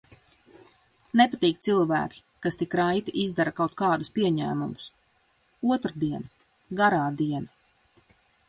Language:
Latvian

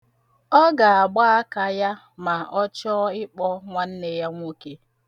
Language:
Igbo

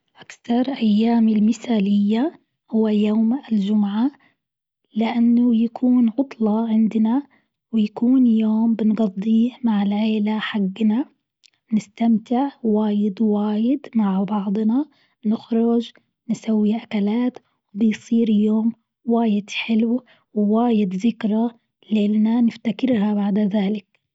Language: Gulf Arabic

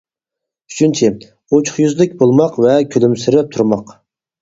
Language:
Uyghur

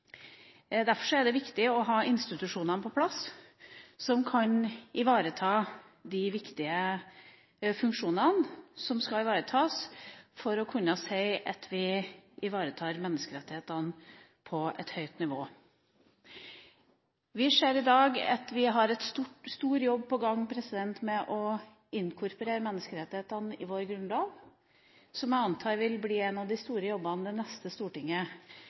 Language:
Norwegian Bokmål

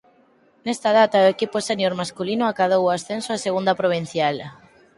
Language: Galician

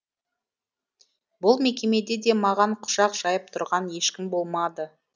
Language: Kazakh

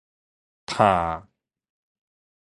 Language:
Min Nan Chinese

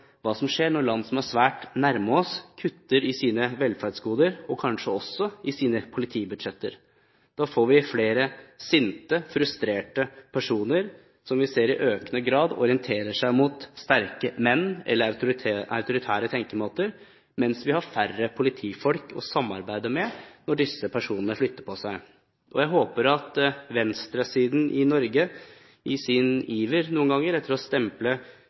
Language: Norwegian Bokmål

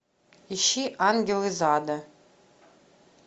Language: Russian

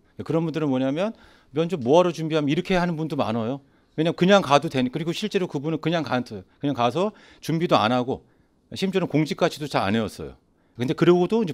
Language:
Korean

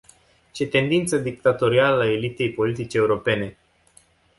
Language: Romanian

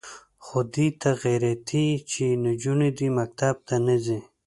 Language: Pashto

